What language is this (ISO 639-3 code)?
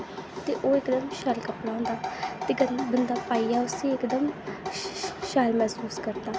doi